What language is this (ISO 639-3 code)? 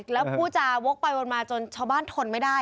tha